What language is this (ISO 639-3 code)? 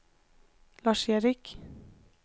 swe